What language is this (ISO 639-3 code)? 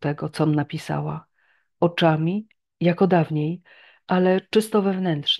pol